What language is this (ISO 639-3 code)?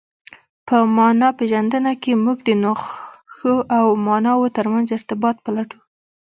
pus